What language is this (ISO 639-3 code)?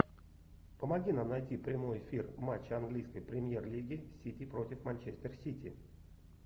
rus